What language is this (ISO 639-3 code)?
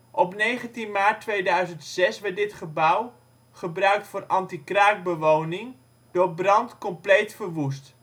nld